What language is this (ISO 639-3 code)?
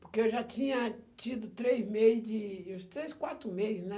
por